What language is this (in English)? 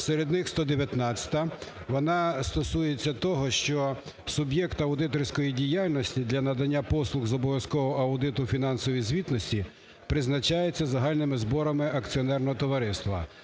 Ukrainian